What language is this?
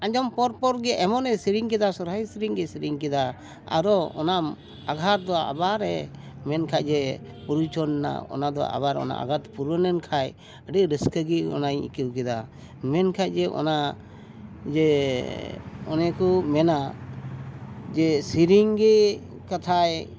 Santali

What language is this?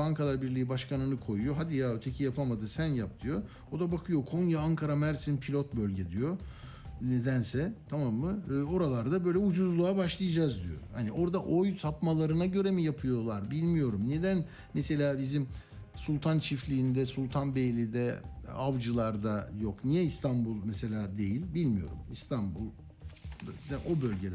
Turkish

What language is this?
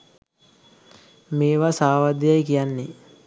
Sinhala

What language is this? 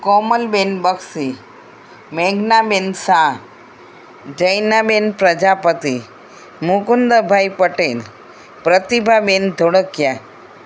Gujarati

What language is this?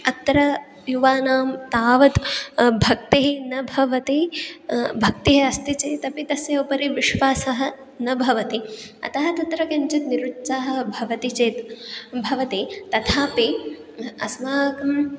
Sanskrit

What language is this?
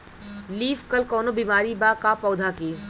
Bhojpuri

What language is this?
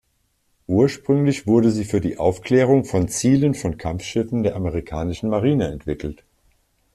German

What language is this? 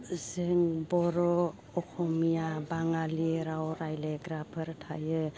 Bodo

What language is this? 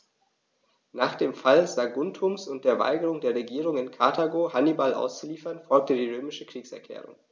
German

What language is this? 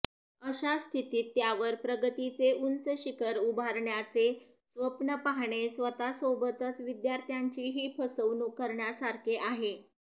Marathi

